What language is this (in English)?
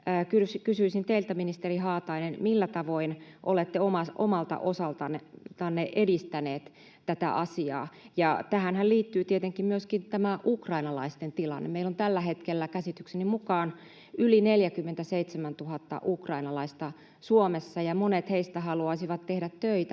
Finnish